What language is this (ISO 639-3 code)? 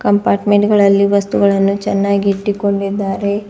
kan